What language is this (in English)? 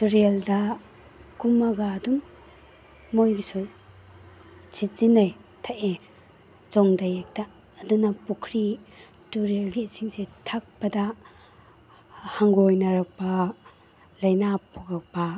Manipuri